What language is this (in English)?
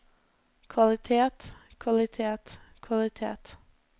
Norwegian